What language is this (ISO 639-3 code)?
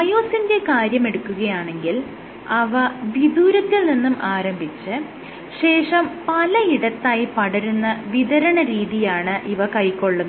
mal